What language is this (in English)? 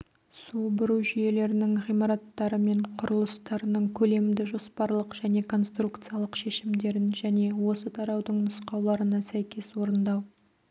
Kazakh